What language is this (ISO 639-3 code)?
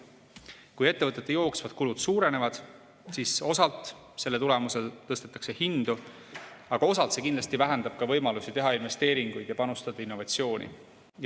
est